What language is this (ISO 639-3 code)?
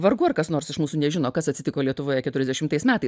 lit